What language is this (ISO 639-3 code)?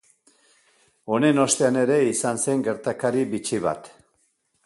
eus